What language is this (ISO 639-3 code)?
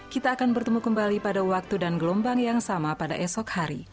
ind